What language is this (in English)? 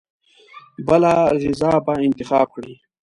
Pashto